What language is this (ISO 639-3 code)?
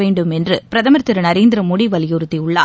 tam